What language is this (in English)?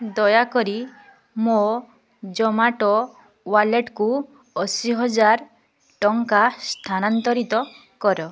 Odia